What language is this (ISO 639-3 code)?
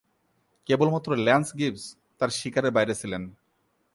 ben